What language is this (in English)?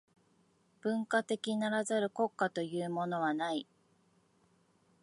Japanese